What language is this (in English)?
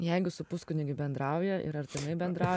Lithuanian